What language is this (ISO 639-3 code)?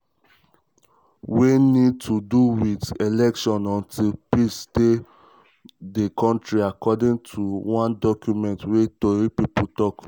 pcm